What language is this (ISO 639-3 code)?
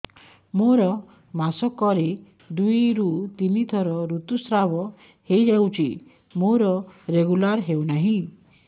ori